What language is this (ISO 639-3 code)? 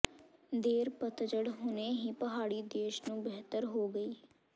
pan